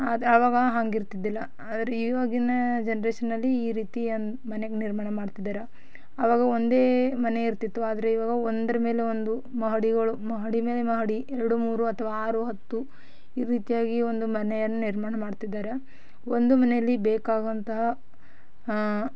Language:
Kannada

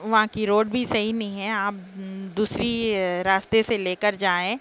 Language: Urdu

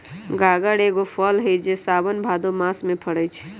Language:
Magahi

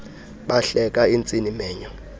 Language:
Xhosa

